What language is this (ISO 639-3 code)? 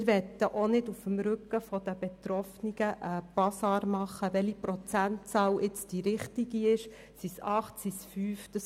gsw